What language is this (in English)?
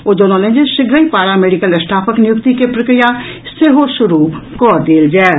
Maithili